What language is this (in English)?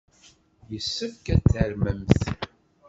Kabyle